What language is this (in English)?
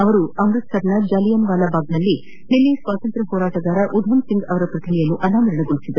Kannada